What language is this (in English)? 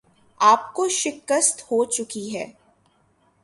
Urdu